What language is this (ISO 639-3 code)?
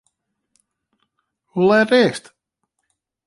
fry